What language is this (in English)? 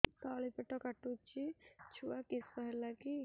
Odia